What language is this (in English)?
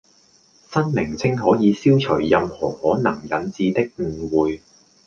Cantonese